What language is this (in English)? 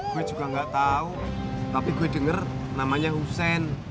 Indonesian